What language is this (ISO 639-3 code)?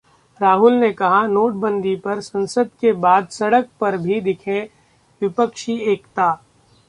hin